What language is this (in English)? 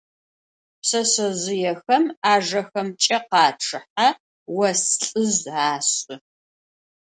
Adyghe